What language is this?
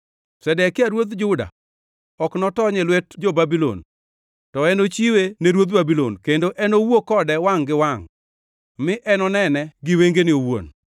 Luo (Kenya and Tanzania)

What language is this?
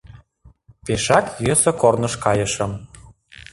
Mari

